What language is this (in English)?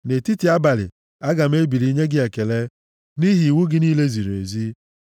Igbo